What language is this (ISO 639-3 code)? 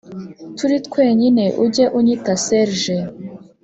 kin